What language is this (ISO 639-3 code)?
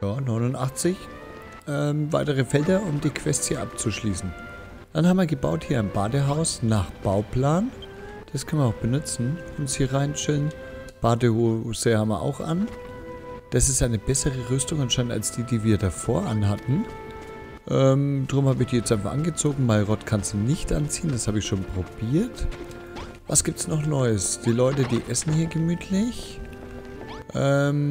deu